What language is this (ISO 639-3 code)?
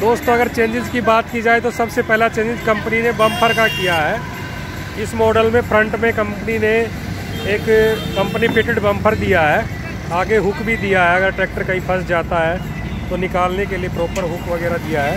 hin